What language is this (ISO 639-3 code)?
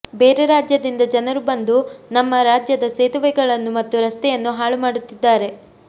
kan